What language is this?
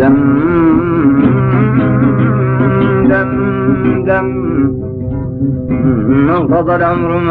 Arabic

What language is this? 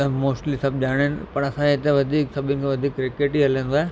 Sindhi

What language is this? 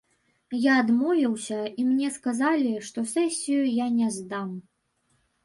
Belarusian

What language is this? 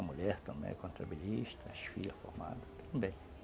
Portuguese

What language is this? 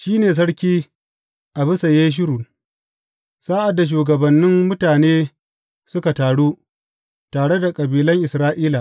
Hausa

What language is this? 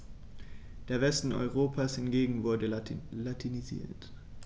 German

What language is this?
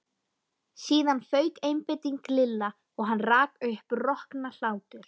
Icelandic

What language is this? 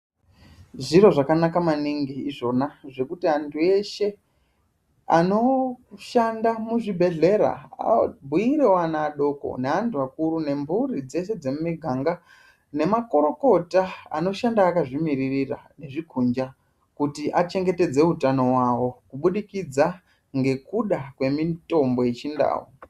Ndau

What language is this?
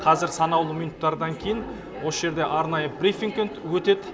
Kazakh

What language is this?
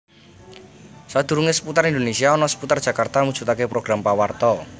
Javanese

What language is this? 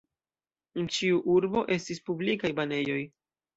Esperanto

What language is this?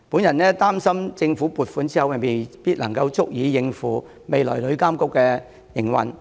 Cantonese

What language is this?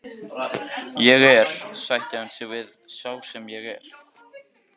Icelandic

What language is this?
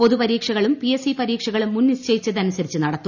Malayalam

